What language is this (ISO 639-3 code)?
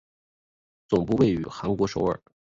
zho